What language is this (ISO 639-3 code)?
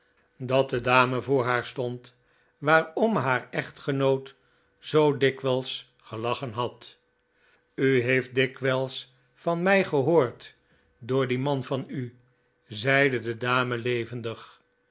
nld